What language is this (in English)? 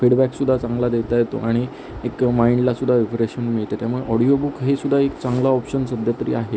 Marathi